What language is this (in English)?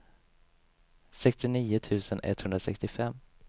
Swedish